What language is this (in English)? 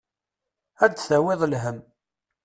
Kabyle